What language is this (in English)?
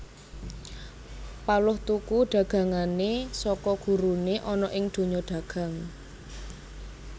Javanese